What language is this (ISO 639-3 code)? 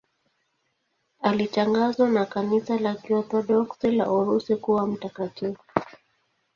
swa